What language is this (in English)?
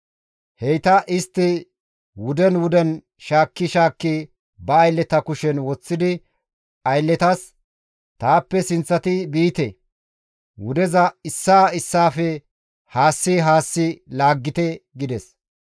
Gamo